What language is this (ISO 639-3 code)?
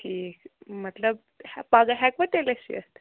kas